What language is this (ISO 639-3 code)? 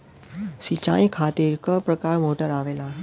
bho